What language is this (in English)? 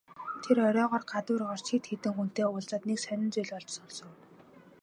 Mongolian